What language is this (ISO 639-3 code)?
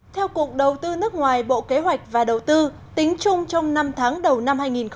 vie